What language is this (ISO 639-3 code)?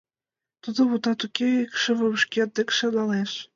chm